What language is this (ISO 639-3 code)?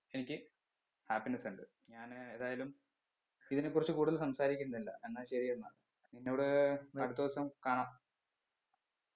mal